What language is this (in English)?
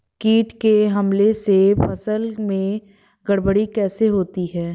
Hindi